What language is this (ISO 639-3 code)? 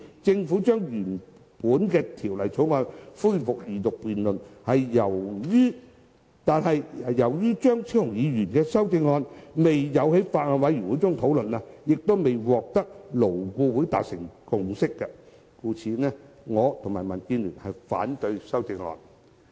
yue